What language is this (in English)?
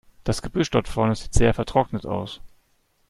German